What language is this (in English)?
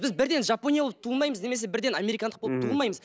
Kazakh